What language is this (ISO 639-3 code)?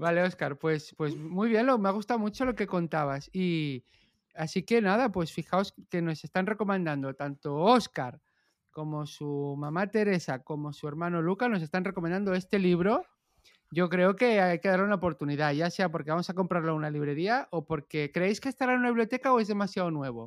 spa